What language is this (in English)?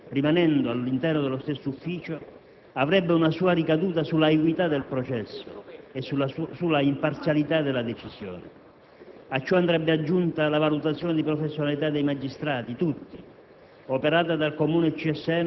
Italian